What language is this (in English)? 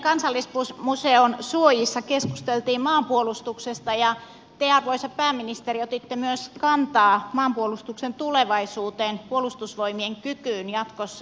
Finnish